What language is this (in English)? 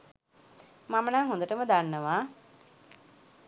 Sinhala